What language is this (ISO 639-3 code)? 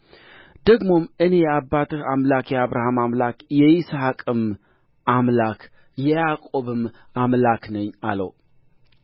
amh